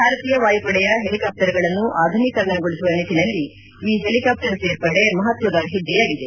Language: Kannada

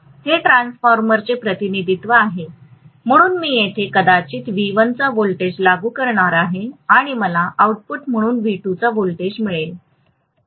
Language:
Marathi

